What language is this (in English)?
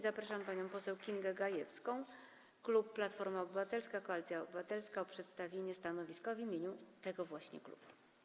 Polish